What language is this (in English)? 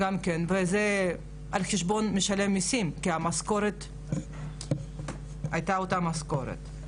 Hebrew